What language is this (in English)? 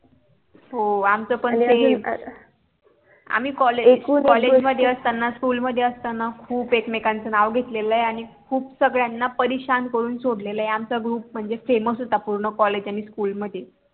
Marathi